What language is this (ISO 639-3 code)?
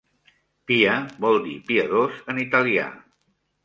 cat